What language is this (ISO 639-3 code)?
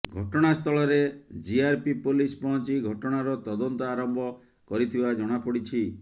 ori